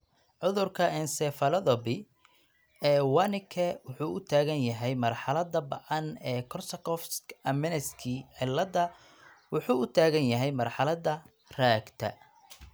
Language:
Somali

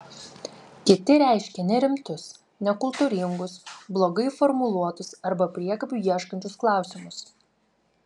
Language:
Lithuanian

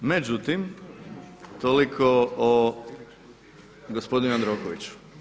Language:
Croatian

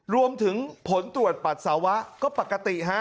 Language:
Thai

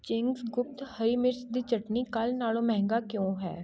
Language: Punjabi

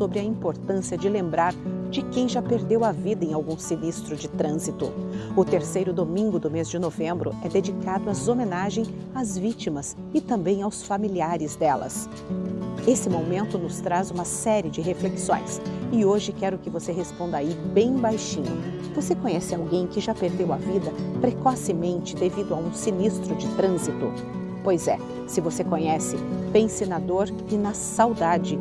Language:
Portuguese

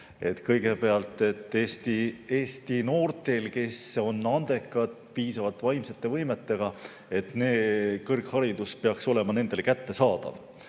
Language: Estonian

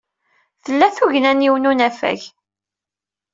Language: Kabyle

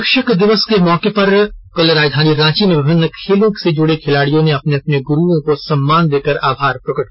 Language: Hindi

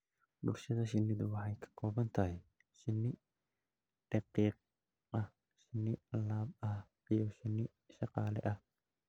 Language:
Somali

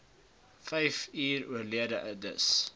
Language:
Afrikaans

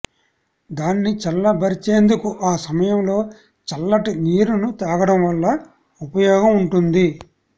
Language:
Telugu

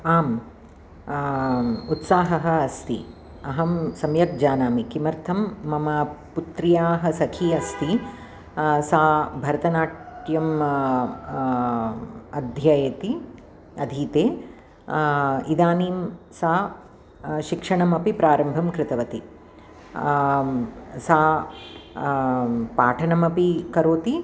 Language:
Sanskrit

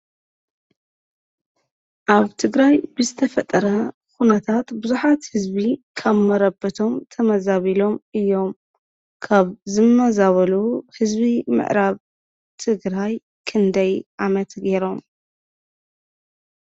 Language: Tigrinya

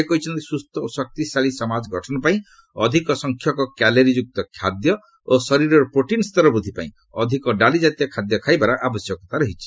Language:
Odia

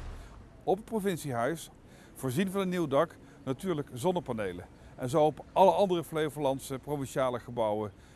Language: Dutch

